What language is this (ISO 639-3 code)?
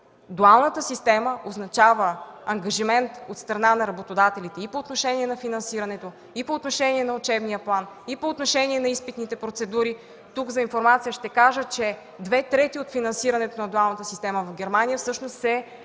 bul